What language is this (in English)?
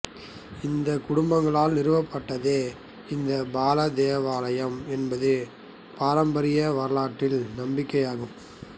Tamil